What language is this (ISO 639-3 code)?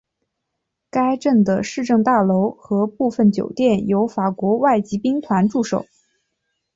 zho